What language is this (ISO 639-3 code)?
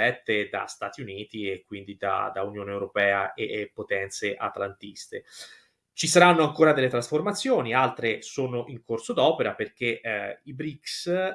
ita